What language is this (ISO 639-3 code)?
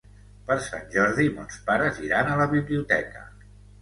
cat